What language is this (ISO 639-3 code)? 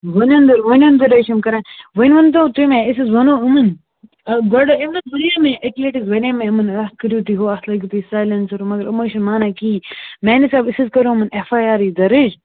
kas